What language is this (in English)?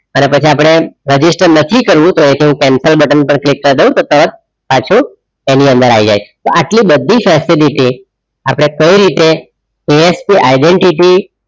Gujarati